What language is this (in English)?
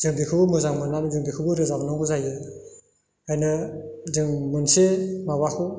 Bodo